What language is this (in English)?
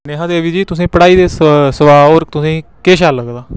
Dogri